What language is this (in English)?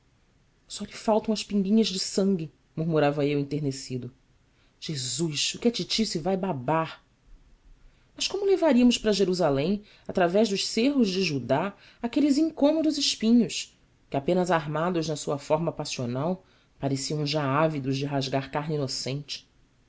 Portuguese